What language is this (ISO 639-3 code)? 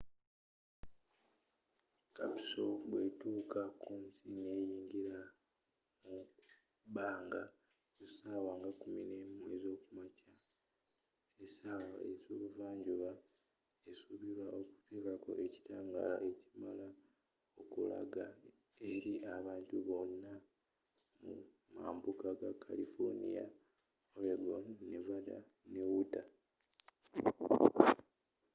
lug